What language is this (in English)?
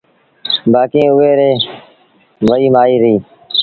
Sindhi Bhil